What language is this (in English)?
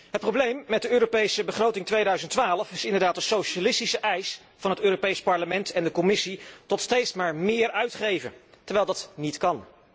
Dutch